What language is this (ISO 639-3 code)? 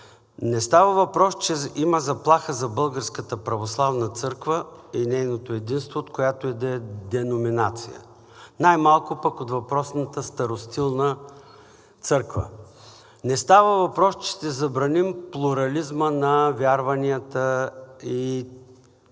bul